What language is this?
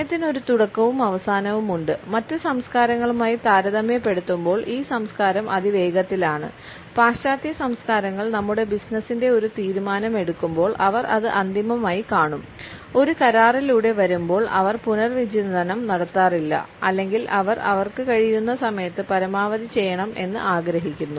Malayalam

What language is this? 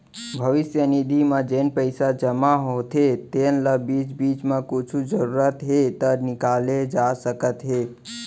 Chhattisgarhi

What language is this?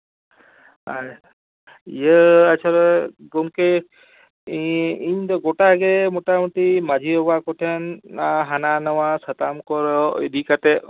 Santali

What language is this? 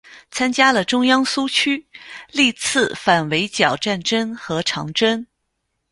Chinese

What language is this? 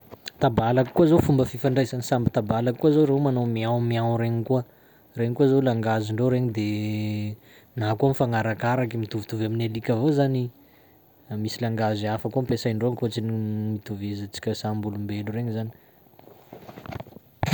Sakalava Malagasy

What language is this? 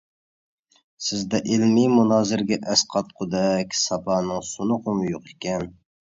Uyghur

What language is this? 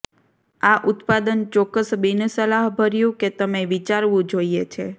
Gujarati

